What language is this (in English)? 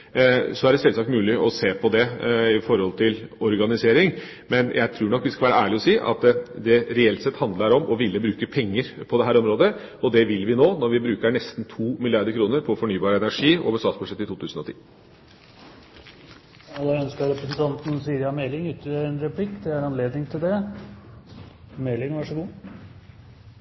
Norwegian Bokmål